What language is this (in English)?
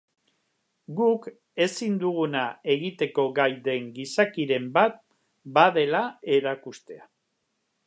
Basque